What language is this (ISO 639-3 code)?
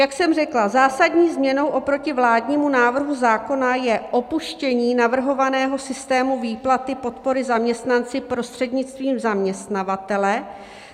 ces